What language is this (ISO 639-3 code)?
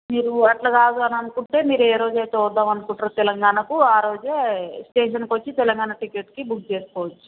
tel